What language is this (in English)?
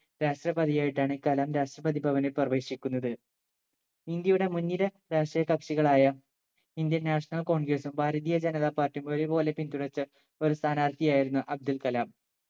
Malayalam